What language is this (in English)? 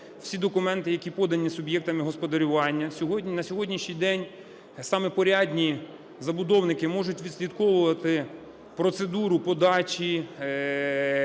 Ukrainian